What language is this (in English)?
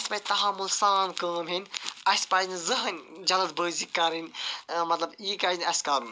Kashmiri